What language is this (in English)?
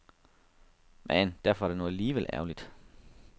Danish